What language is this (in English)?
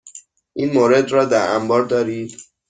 Persian